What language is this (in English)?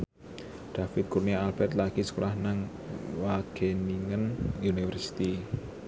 Javanese